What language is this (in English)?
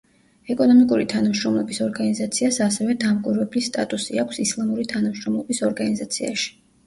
Georgian